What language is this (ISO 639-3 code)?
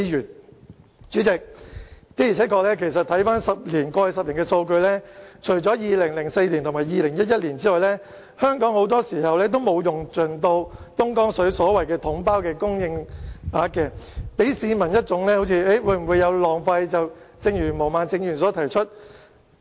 yue